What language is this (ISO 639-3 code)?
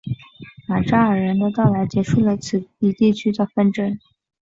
zho